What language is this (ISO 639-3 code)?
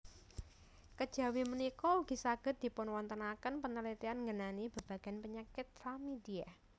jav